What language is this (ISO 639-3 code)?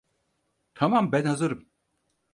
tur